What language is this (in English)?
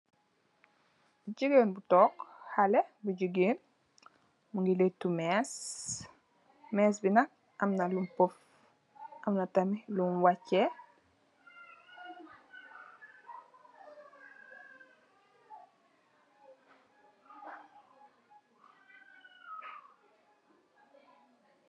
Wolof